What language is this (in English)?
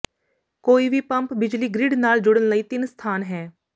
Punjabi